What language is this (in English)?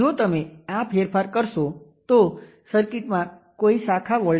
Gujarati